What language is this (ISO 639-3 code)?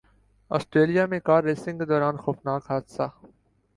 urd